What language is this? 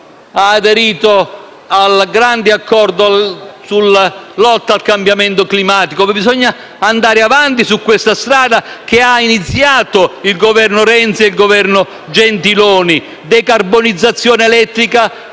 Italian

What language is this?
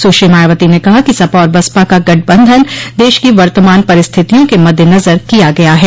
Hindi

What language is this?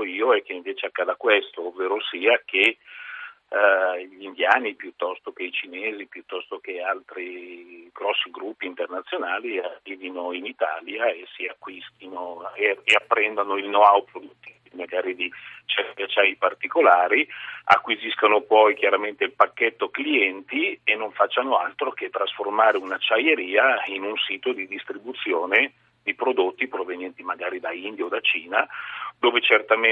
Italian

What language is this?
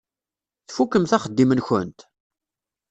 Kabyle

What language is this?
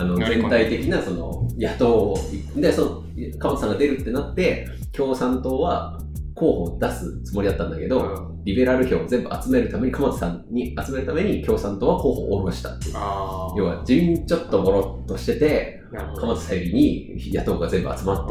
Japanese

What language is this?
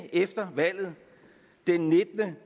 Danish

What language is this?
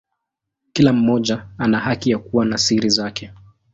Swahili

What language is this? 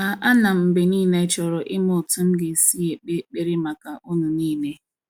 Igbo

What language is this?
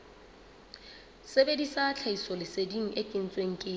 Southern Sotho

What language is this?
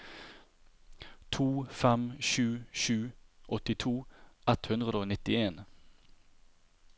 Norwegian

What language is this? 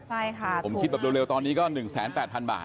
Thai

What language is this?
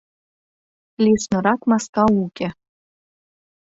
Mari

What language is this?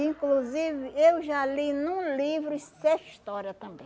Portuguese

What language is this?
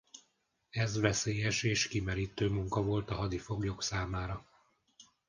Hungarian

